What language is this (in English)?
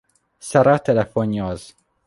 Hungarian